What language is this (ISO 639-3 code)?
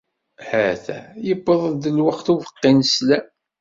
kab